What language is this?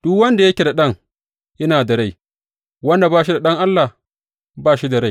Hausa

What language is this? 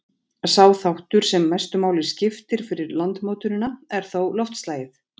Icelandic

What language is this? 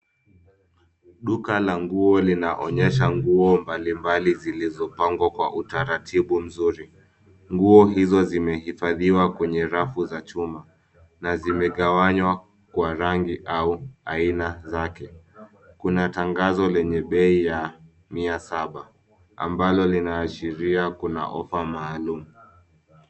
Swahili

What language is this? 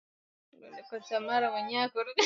Swahili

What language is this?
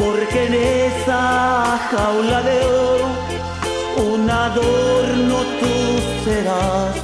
Romanian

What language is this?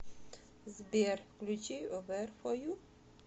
Russian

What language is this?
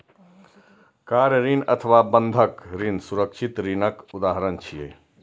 Maithili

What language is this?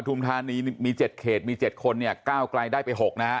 Thai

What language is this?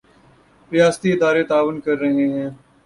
Urdu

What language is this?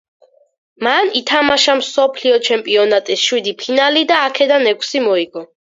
Georgian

